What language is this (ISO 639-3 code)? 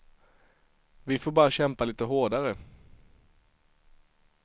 swe